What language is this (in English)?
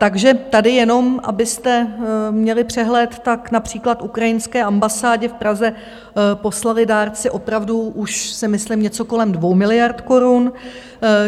Czech